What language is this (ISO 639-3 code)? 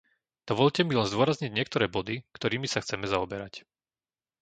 slk